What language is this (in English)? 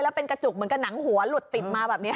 Thai